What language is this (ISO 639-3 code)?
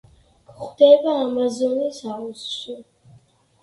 kat